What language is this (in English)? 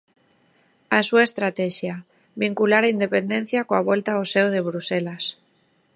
Galician